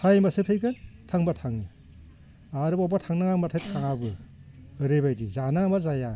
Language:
Bodo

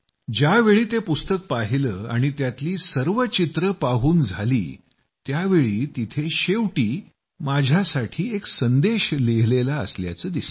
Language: Marathi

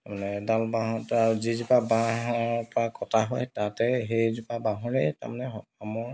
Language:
Assamese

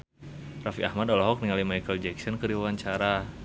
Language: Sundanese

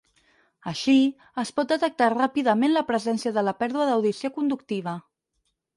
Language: Catalan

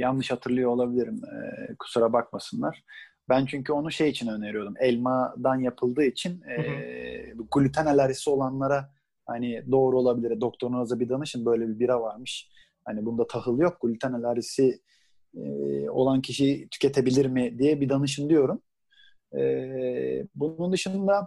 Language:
Turkish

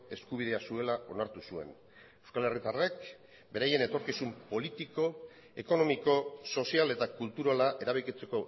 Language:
Basque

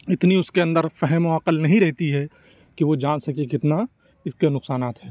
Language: Urdu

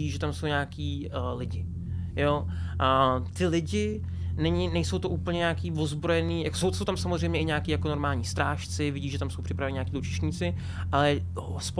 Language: Czech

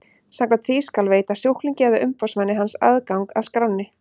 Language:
Icelandic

